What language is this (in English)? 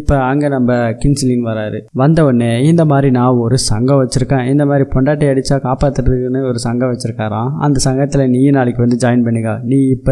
Tamil